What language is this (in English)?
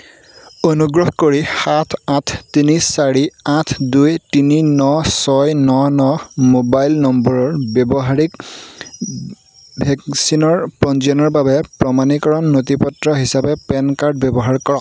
Assamese